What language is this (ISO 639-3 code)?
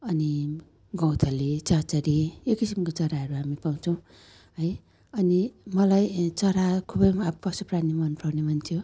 nep